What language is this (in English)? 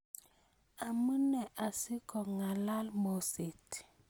Kalenjin